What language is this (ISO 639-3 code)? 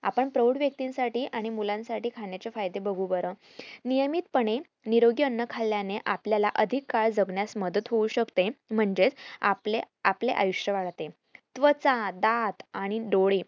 mar